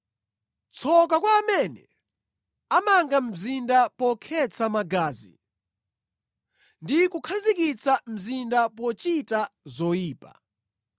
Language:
Nyanja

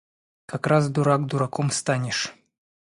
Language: Russian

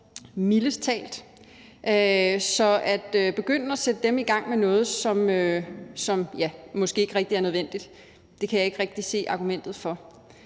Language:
Danish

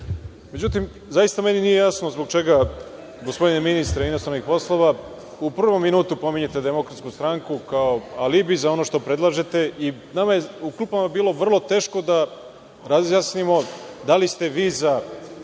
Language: Serbian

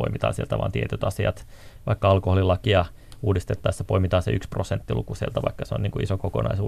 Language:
Finnish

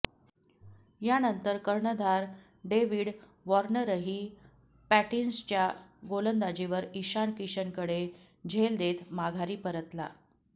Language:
Marathi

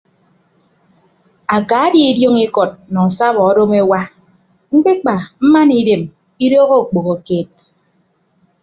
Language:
Ibibio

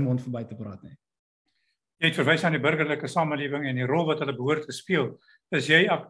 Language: Dutch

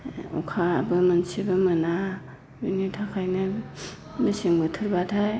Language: Bodo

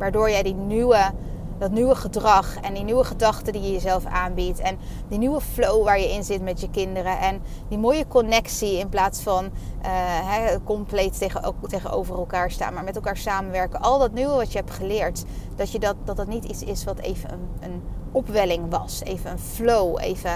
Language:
Dutch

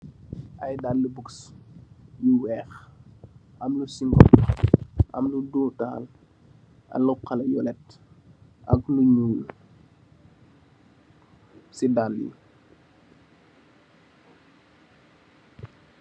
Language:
Wolof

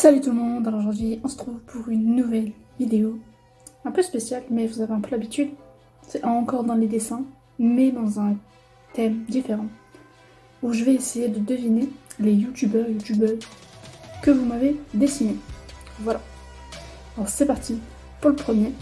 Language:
French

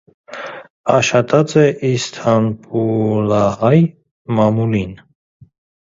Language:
Armenian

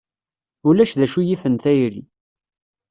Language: Kabyle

